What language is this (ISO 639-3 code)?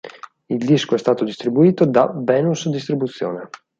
ita